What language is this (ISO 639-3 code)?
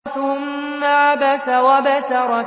ara